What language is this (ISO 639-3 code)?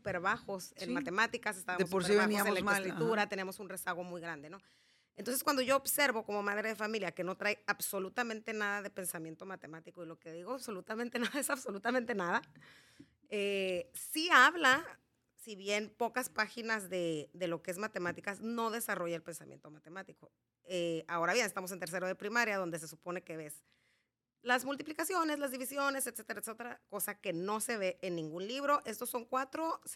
spa